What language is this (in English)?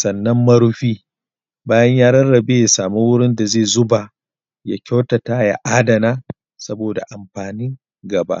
Hausa